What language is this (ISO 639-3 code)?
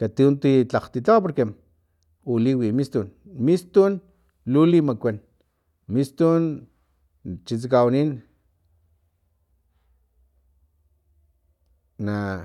tlp